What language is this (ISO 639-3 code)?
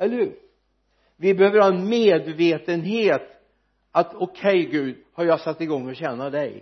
swe